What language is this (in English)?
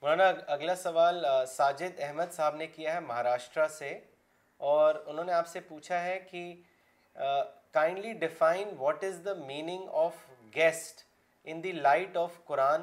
Urdu